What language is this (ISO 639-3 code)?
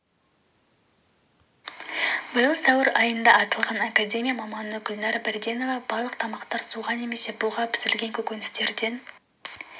kaz